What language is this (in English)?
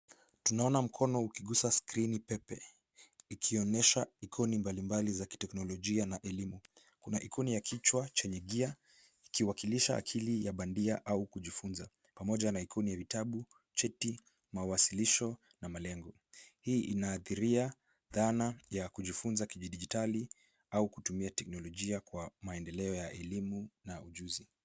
Swahili